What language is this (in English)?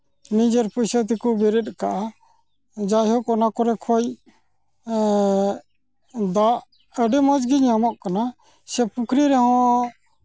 Santali